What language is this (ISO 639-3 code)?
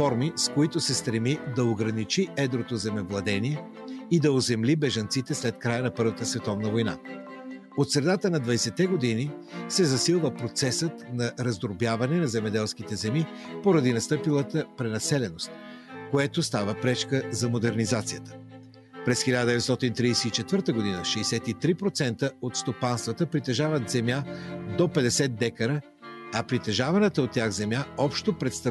bul